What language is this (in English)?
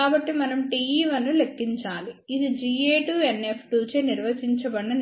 Telugu